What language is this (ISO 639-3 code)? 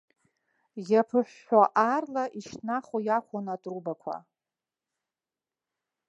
abk